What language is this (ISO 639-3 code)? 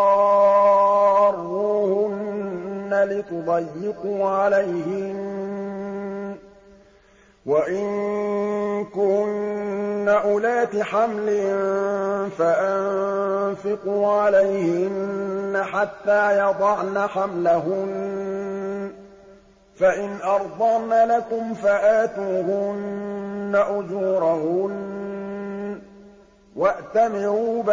ara